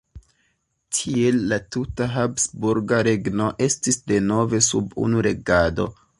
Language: Esperanto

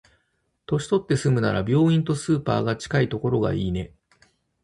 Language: Japanese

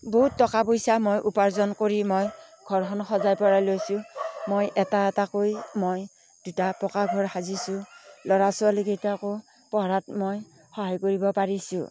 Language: Assamese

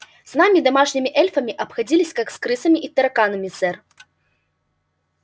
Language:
Russian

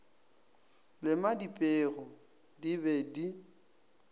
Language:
Northern Sotho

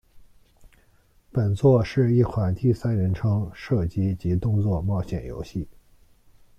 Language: Chinese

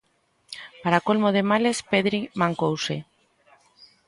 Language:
Galician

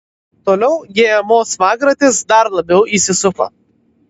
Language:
Lithuanian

